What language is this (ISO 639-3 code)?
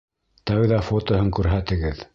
bak